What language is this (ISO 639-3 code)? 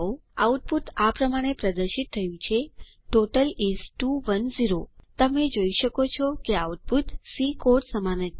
guj